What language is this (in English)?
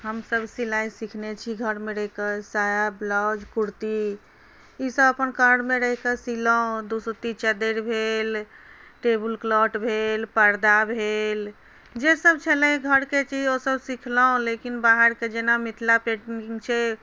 Maithili